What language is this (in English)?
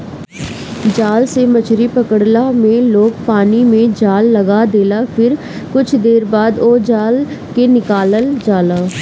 Bhojpuri